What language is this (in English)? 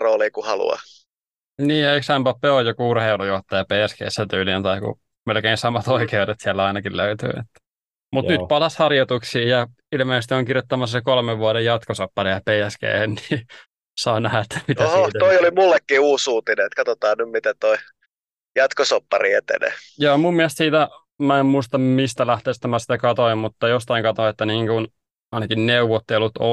Finnish